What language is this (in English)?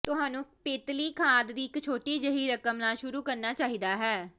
Punjabi